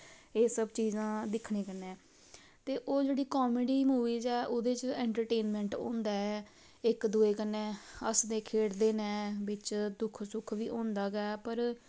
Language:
Dogri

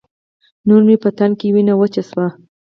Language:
Pashto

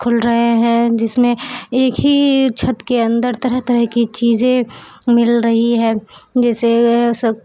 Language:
Urdu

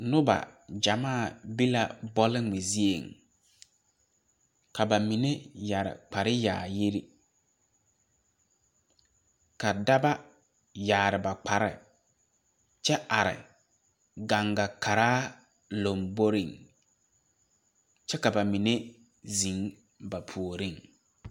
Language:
Southern Dagaare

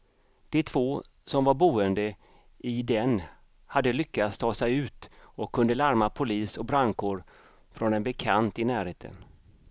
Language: Swedish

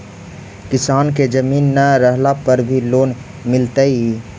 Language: Magahi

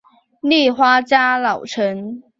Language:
Chinese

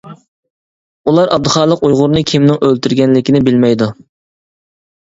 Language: Uyghur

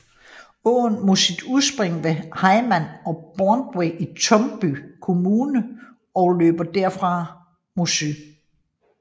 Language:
Danish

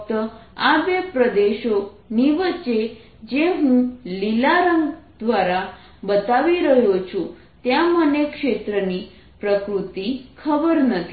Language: Gujarati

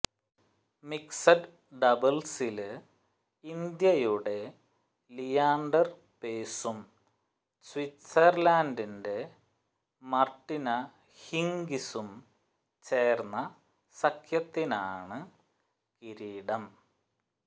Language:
Malayalam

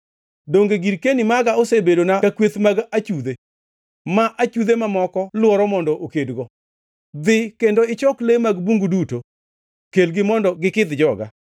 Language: Luo (Kenya and Tanzania)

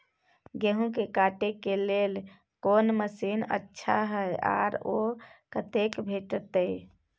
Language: Maithili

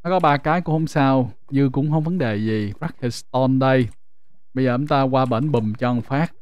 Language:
Vietnamese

